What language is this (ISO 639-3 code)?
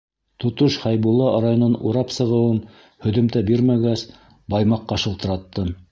bak